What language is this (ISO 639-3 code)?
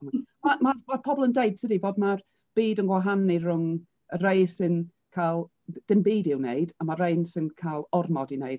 cym